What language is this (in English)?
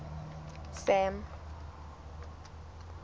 Southern Sotho